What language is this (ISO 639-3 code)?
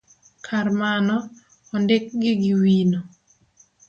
luo